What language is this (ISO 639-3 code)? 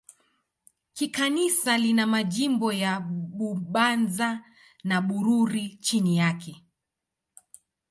swa